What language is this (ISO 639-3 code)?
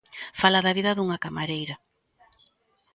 glg